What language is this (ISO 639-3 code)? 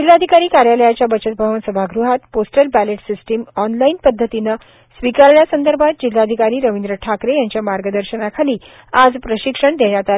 mar